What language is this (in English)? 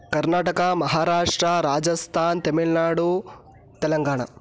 Sanskrit